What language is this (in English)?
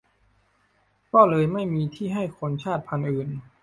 Thai